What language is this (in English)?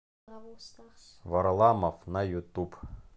Russian